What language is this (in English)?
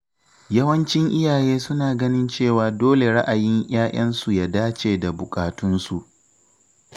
Hausa